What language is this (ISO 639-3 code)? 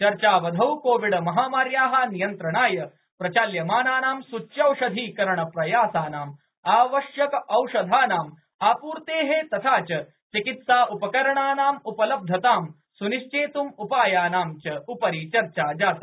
san